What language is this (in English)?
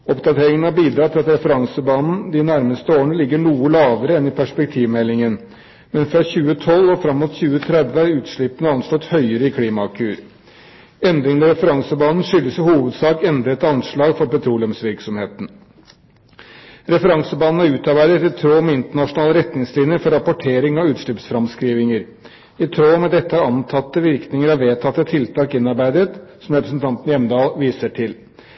Norwegian Bokmål